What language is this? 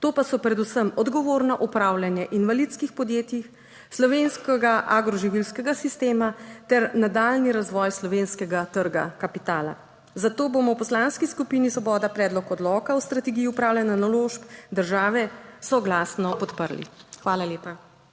Slovenian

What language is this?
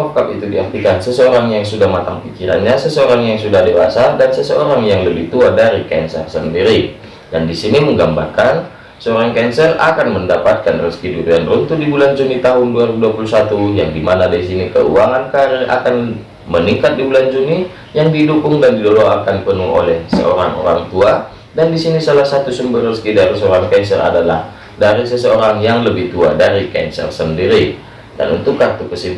Indonesian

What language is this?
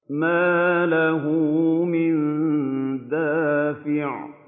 Arabic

